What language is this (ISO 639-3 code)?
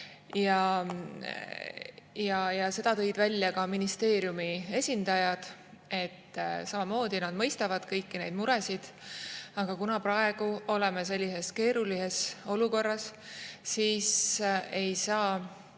est